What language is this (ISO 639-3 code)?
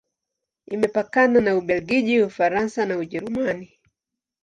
swa